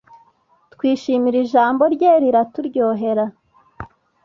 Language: Kinyarwanda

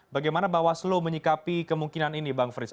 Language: Indonesian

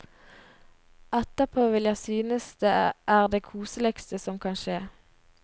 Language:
Norwegian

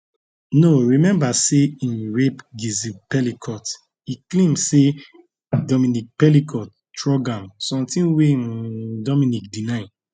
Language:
Nigerian Pidgin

